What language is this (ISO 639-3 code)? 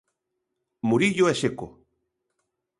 glg